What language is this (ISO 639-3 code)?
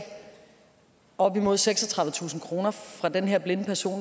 dan